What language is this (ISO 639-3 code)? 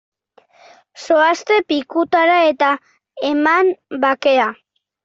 eus